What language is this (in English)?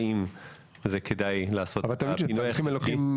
Hebrew